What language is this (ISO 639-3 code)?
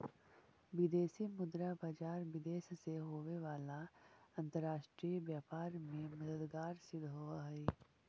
mag